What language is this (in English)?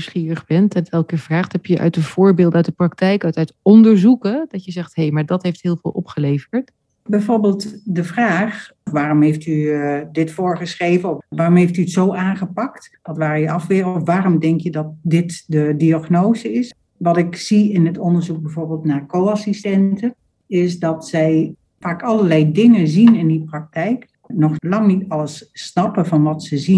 Dutch